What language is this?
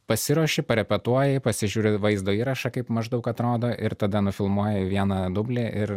Lithuanian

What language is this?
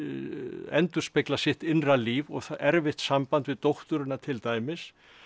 Icelandic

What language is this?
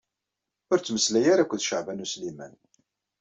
Kabyle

